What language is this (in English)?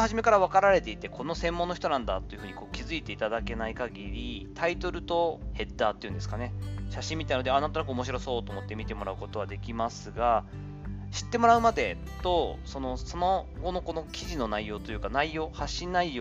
Japanese